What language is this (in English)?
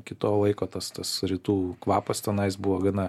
Lithuanian